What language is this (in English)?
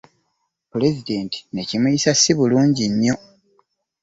Ganda